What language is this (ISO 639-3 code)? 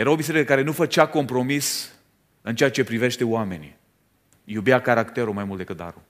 ron